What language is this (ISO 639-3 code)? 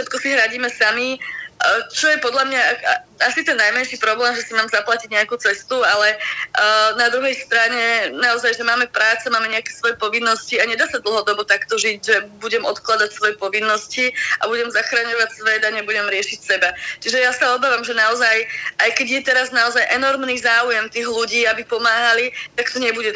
slk